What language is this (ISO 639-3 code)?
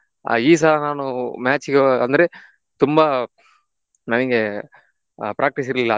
kan